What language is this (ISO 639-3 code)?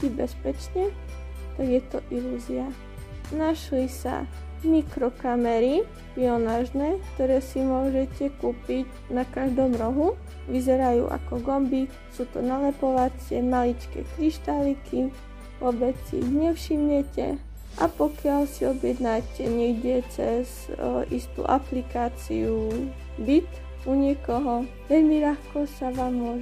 slk